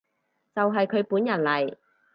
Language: Cantonese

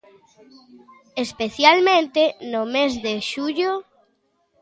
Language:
Galician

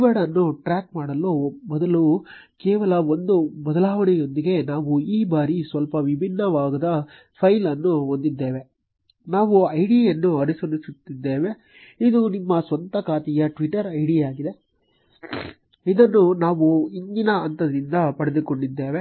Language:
Kannada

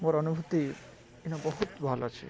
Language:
Odia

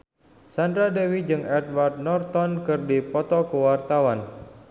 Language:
Sundanese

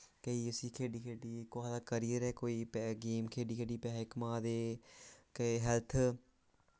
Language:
Dogri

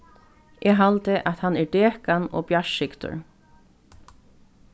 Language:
Faroese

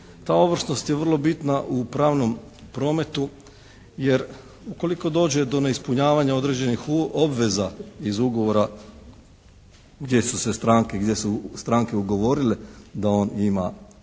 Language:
Croatian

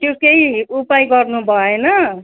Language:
Nepali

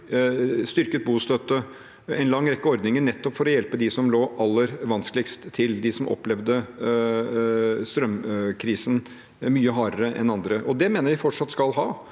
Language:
Norwegian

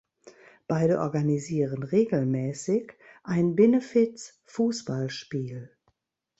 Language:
German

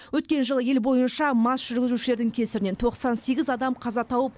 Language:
Kazakh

